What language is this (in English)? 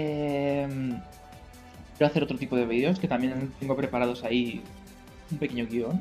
Spanish